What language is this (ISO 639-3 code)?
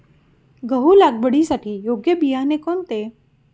mar